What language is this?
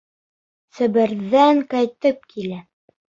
Bashkir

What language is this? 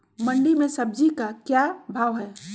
Magahi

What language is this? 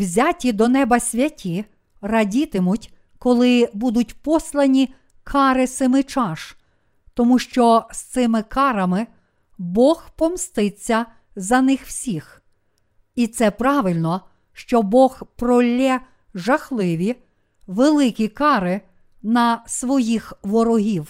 Ukrainian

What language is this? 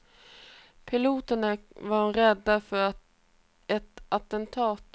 Swedish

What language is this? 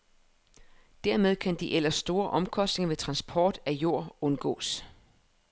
Danish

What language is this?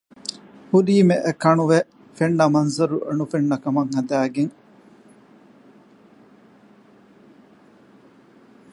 Divehi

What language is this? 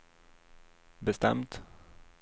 Swedish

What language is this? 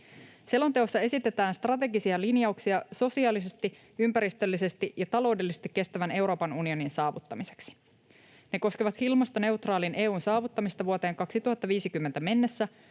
Finnish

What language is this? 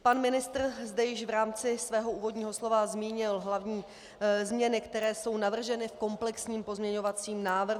Czech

